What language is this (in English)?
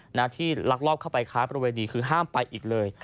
Thai